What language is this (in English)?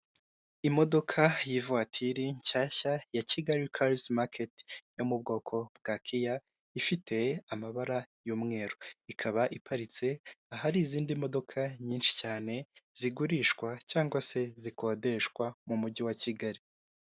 Kinyarwanda